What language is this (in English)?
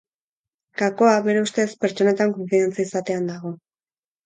Basque